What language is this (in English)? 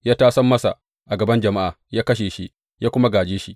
Hausa